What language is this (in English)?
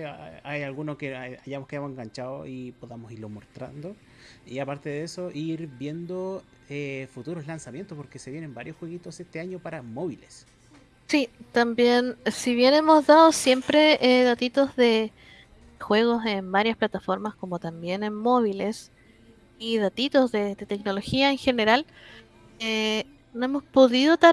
Spanish